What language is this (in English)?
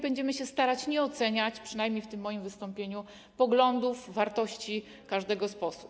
Polish